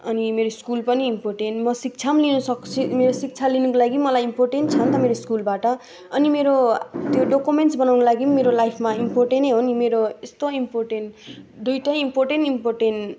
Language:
Nepali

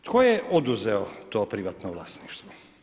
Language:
Croatian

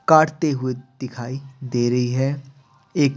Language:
Hindi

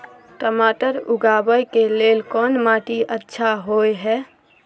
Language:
Maithili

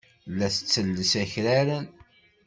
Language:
Kabyle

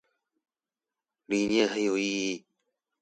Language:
Chinese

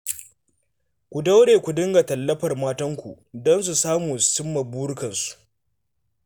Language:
Hausa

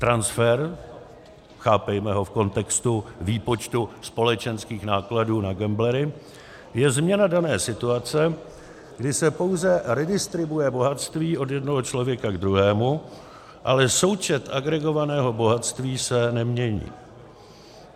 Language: Czech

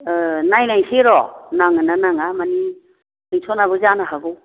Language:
Bodo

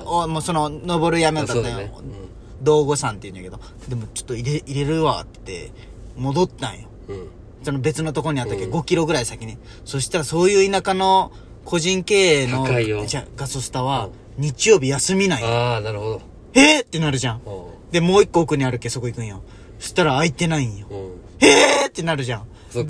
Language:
Japanese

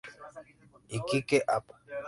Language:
Spanish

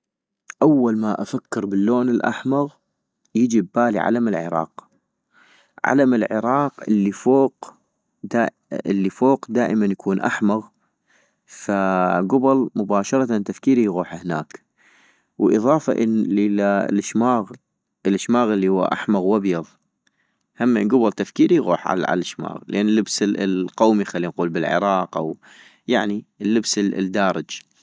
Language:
North Mesopotamian Arabic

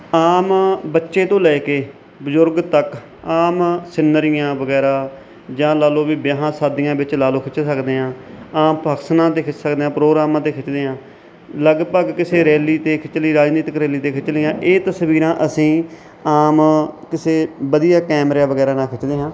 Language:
Punjabi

